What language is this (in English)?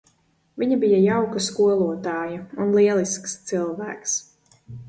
Latvian